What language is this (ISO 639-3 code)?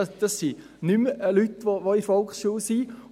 gsw